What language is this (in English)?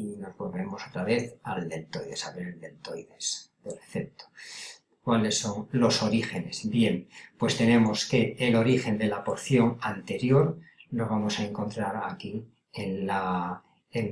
Spanish